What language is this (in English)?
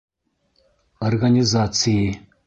Bashkir